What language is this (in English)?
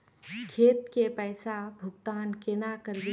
Magahi